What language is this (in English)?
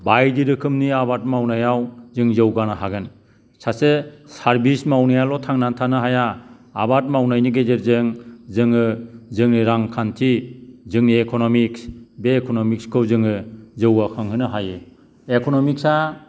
Bodo